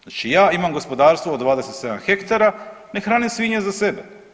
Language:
Croatian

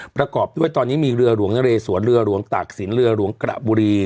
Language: Thai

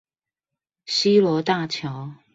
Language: Chinese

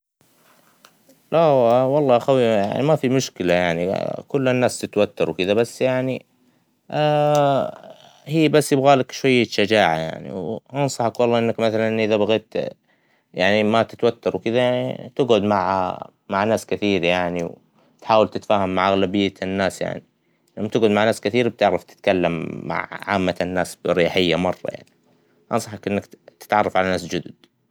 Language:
Hijazi Arabic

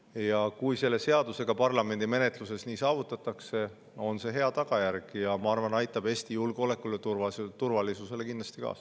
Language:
Estonian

